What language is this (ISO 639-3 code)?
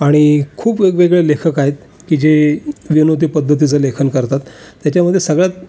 mar